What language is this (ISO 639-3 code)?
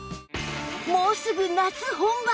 jpn